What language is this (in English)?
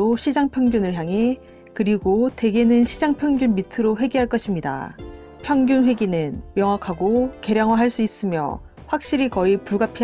Korean